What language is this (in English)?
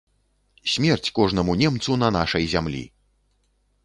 Belarusian